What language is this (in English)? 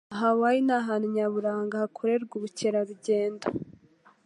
Kinyarwanda